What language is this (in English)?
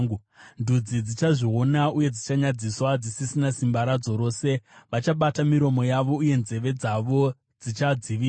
Shona